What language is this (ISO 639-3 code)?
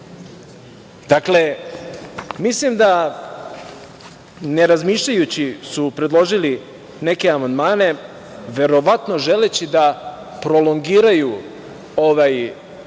srp